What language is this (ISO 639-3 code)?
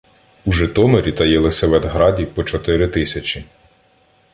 ukr